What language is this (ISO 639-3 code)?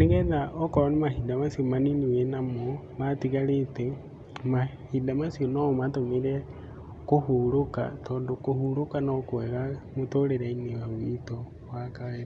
kik